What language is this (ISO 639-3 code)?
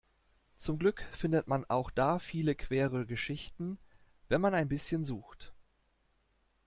deu